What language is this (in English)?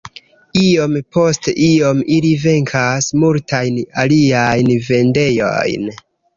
Esperanto